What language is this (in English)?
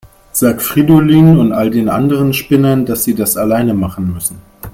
German